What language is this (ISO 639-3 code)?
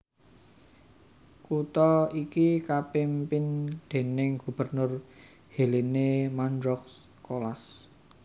jav